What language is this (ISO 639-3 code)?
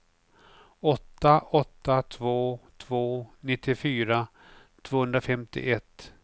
swe